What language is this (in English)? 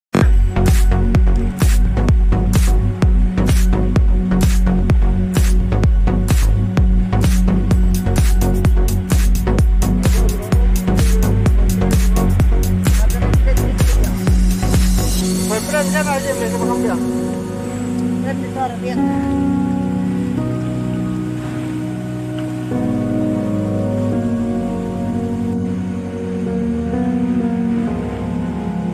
Arabic